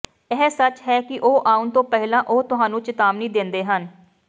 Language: Punjabi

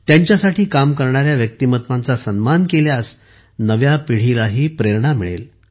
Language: Marathi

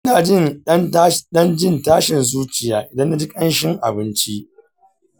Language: Hausa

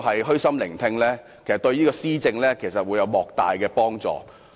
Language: Cantonese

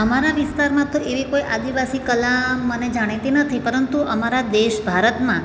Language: Gujarati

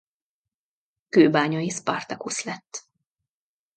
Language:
Hungarian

